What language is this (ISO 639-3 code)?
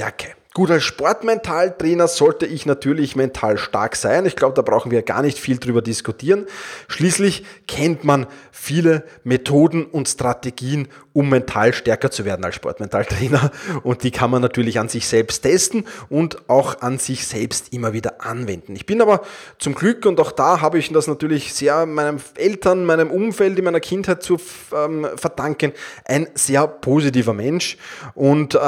deu